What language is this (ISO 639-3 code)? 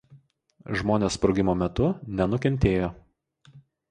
lit